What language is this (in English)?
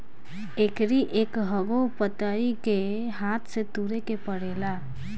Bhojpuri